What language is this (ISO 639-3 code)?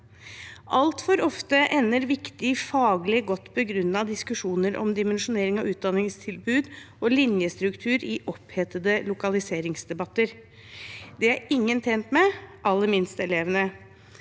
nor